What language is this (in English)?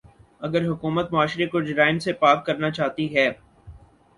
Urdu